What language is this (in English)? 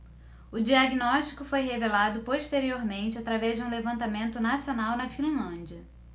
Portuguese